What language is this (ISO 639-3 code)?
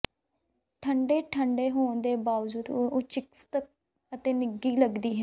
pan